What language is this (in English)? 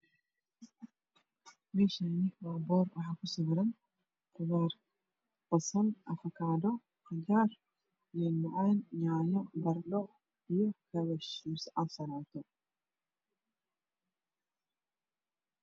Somali